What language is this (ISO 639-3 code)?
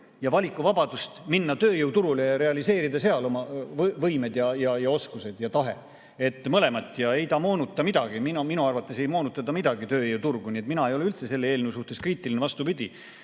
est